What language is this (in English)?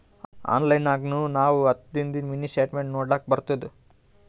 Kannada